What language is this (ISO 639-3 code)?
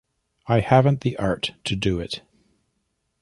eng